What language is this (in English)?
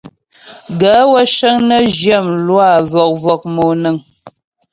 Ghomala